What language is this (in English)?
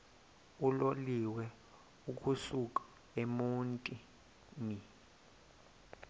Xhosa